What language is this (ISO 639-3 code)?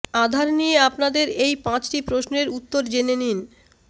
ben